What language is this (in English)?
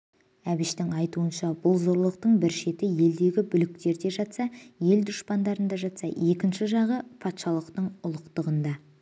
Kazakh